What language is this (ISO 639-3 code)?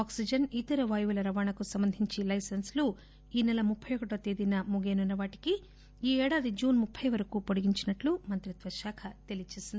tel